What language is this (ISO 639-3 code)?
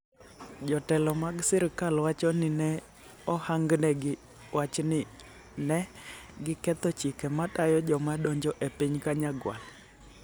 luo